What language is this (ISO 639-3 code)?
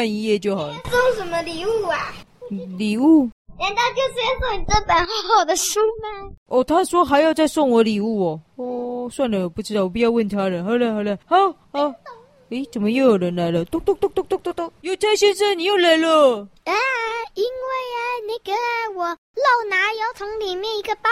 zho